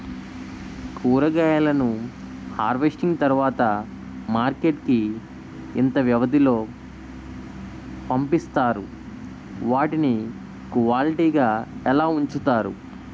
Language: Telugu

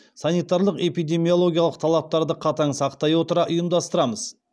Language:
Kazakh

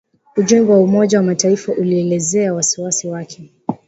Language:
Swahili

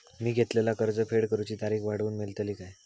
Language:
Marathi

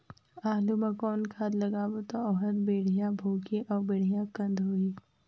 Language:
Chhattisgarhi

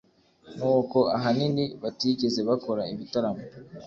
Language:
Kinyarwanda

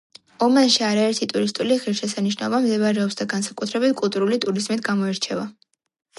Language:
Georgian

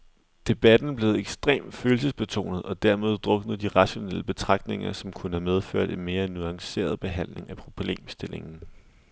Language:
Danish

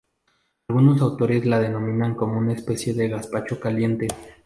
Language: Spanish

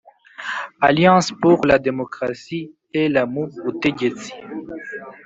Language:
Kinyarwanda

